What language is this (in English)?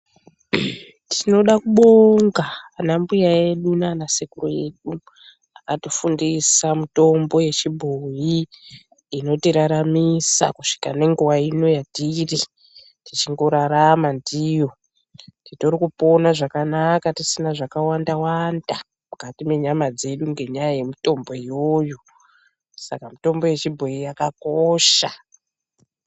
Ndau